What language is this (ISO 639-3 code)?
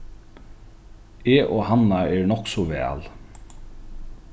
fao